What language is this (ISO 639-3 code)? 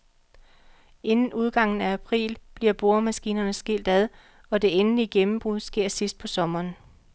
dan